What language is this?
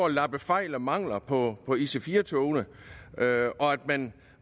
Danish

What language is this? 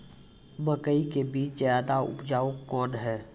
Maithili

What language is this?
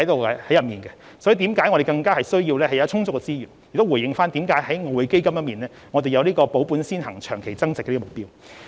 Cantonese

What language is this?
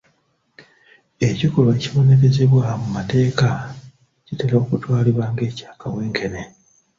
Ganda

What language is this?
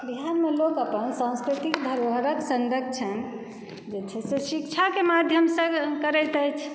Maithili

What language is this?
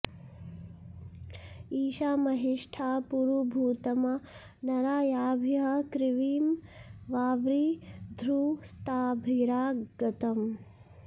Sanskrit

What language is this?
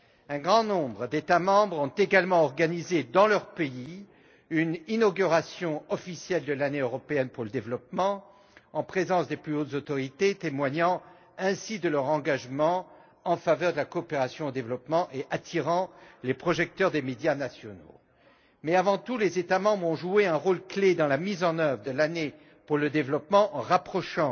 French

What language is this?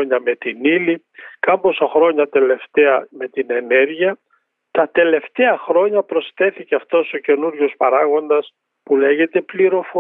Greek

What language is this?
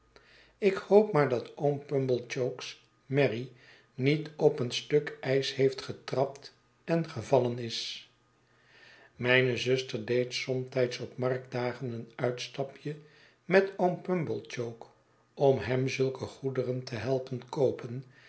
Dutch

